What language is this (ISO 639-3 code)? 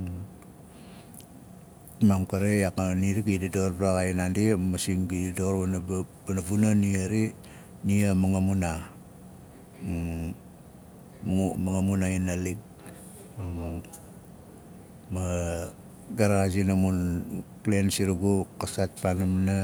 nal